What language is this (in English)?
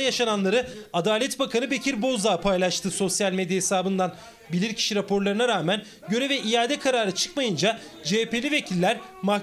Turkish